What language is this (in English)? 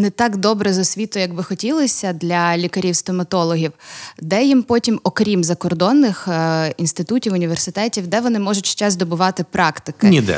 Ukrainian